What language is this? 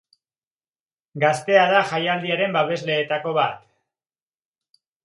Basque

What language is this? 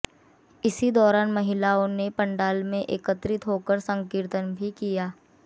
Hindi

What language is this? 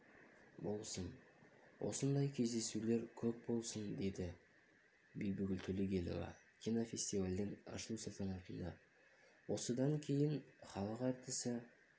Kazakh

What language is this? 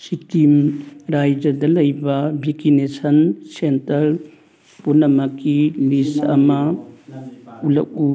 Manipuri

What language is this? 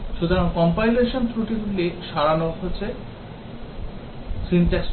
Bangla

